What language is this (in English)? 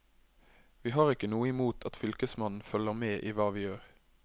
Norwegian